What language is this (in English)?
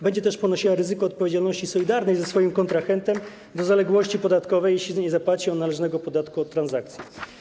Polish